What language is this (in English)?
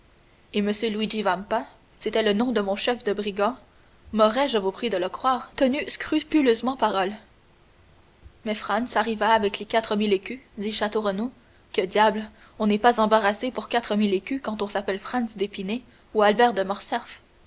French